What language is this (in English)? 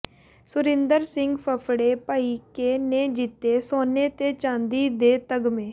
Punjabi